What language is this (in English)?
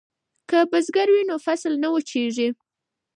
Pashto